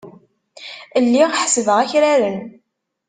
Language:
Kabyle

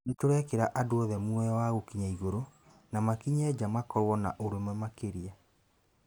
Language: Kikuyu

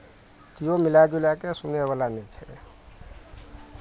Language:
Maithili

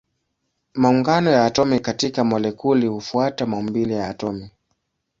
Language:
Swahili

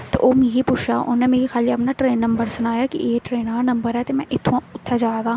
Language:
Dogri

